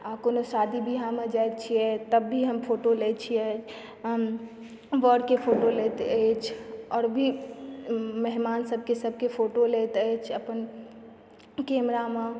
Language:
Maithili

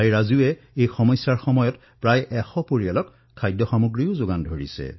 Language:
Assamese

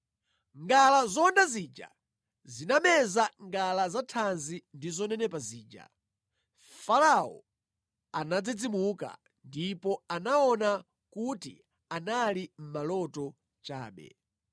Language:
Nyanja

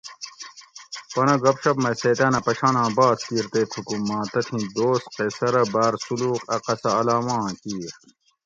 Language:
Gawri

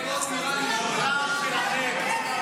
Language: Hebrew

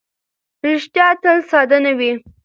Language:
Pashto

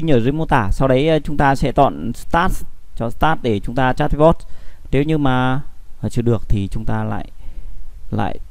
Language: Vietnamese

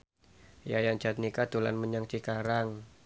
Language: Javanese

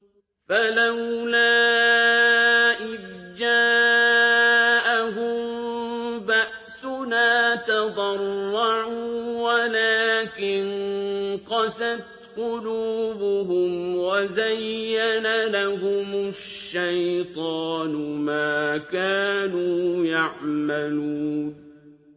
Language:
Arabic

